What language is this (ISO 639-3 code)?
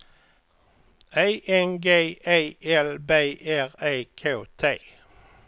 swe